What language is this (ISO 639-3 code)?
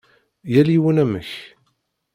kab